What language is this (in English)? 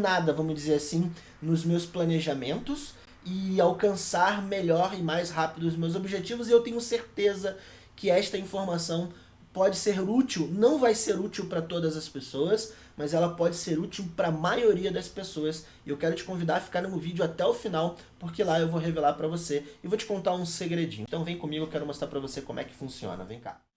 Portuguese